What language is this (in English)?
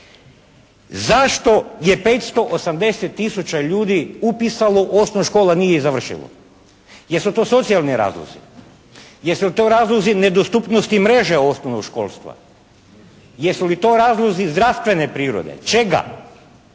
Croatian